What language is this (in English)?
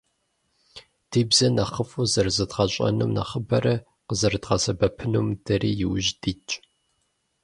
Kabardian